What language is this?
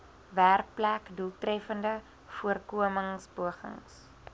Afrikaans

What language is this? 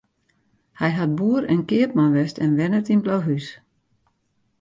Western Frisian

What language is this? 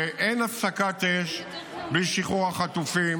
Hebrew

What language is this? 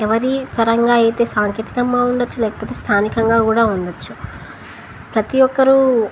Telugu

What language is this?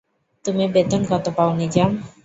Bangla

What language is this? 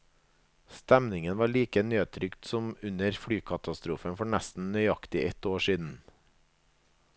Norwegian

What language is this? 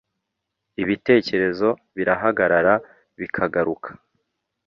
Kinyarwanda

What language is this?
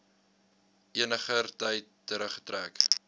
Afrikaans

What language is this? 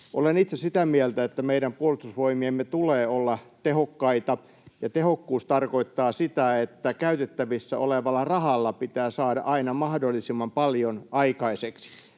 Finnish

